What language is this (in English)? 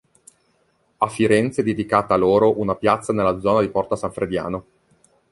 Italian